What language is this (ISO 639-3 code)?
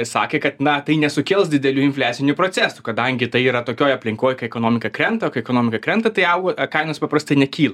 lit